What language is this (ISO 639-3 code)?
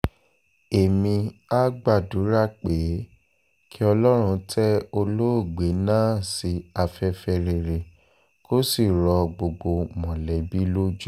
yor